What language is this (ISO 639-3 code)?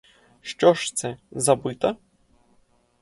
ukr